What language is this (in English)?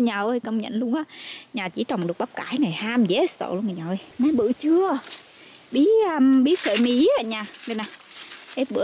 Vietnamese